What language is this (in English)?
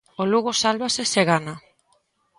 Galician